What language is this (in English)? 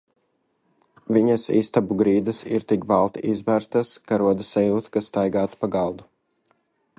Latvian